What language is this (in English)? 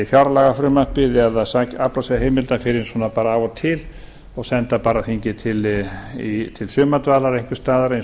Icelandic